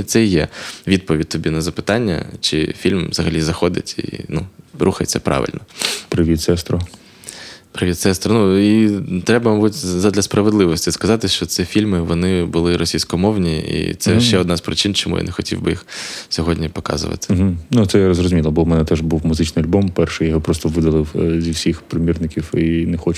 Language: Ukrainian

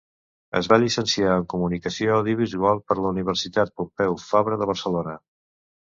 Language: Catalan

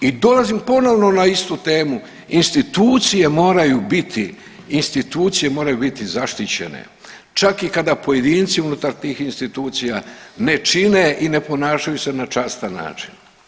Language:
Croatian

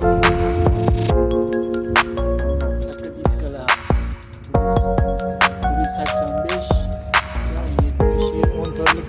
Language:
Uzbek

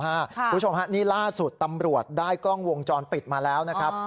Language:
Thai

